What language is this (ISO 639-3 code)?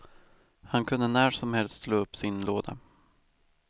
swe